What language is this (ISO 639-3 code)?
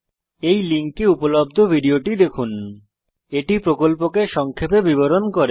ben